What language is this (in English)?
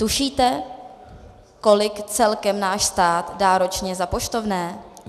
Czech